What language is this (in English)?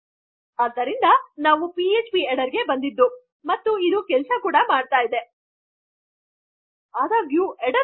Kannada